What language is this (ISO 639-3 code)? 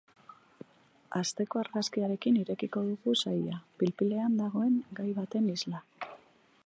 eus